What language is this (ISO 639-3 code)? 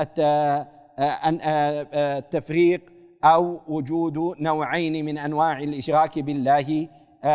ara